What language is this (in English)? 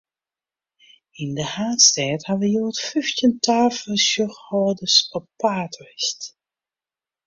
Western Frisian